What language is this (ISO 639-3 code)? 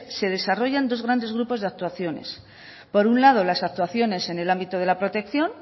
spa